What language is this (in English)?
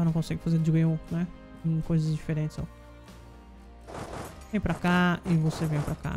Portuguese